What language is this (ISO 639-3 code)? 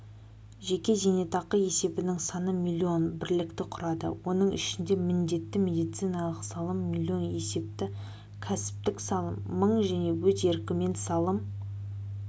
kaz